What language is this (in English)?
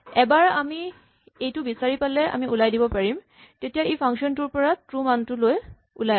Assamese